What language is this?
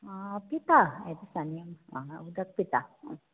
Konkani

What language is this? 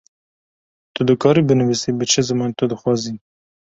Kurdish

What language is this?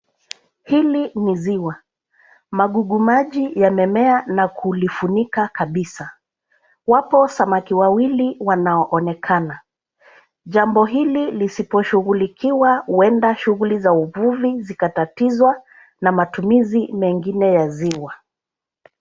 Swahili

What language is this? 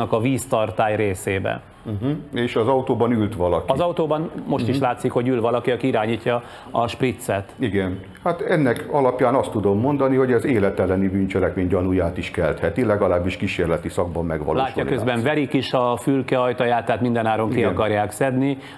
Hungarian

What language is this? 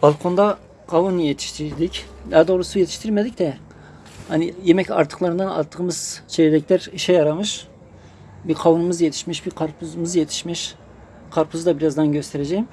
Turkish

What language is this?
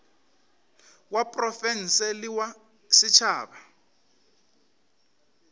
Northern Sotho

